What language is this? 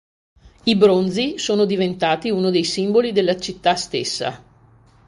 Italian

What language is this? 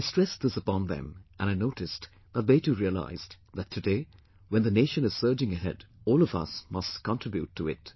English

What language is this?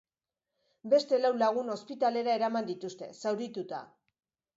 Basque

